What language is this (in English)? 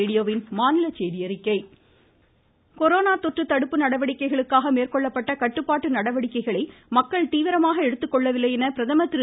Tamil